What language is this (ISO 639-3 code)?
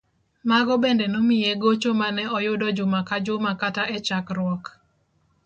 luo